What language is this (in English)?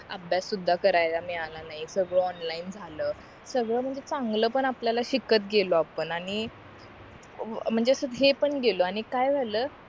Marathi